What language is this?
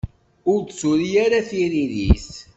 Kabyle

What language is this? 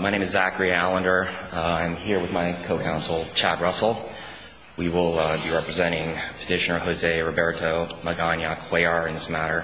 English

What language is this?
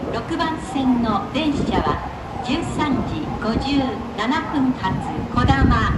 Japanese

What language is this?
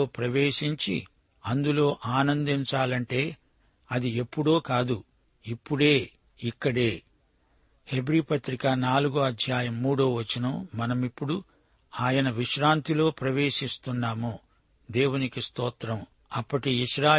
Telugu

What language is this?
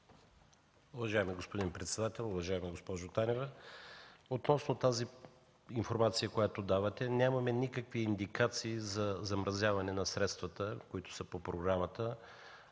Bulgarian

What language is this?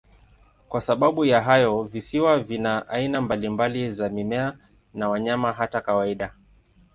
Swahili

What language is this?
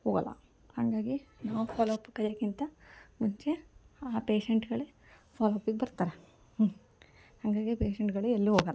Kannada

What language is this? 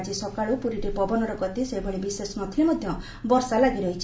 Odia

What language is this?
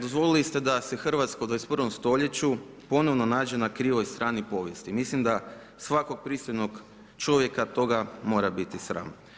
Croatian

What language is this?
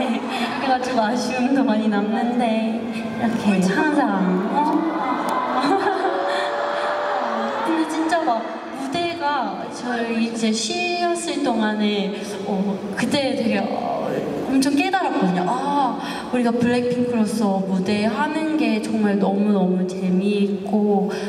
Korean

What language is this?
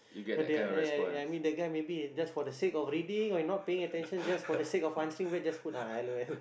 English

